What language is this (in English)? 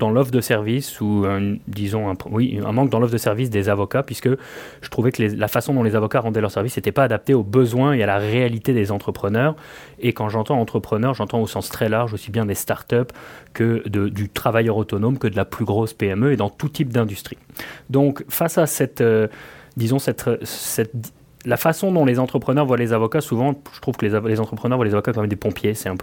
French